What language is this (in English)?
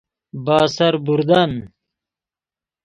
Persian